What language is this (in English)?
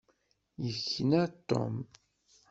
Kabyle